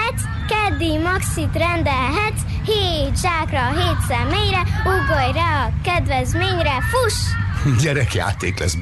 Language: Hungarian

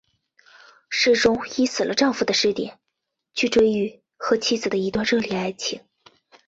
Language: Chinese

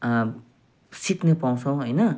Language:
Nepali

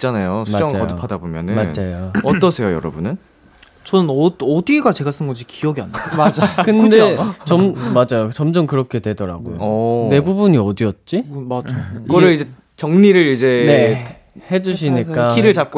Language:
Korean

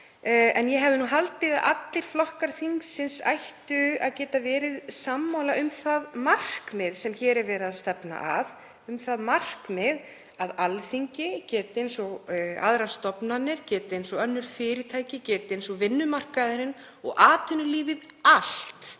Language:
Icelandic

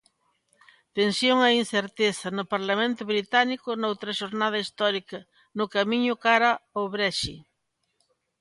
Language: Galician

